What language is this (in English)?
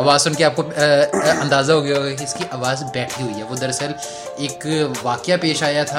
Urdu